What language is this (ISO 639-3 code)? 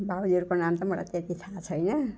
nep